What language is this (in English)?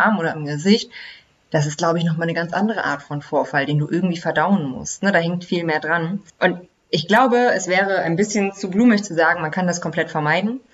German